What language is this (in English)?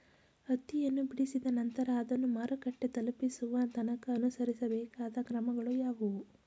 Kannada